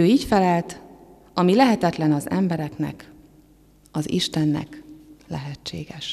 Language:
Hungarian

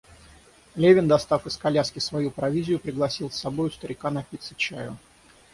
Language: Russian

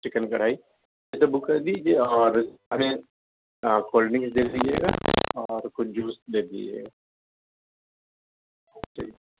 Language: Urdu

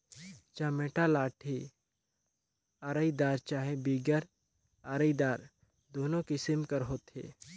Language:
Chhattisgarhi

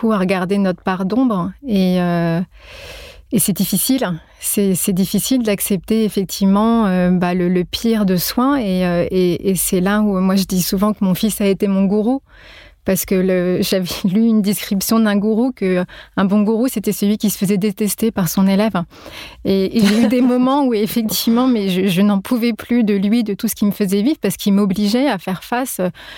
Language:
French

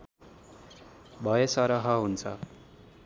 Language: Nepali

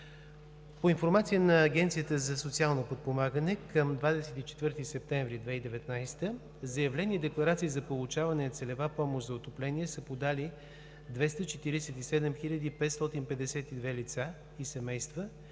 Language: Bulgarian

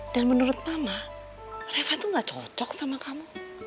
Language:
Indonesian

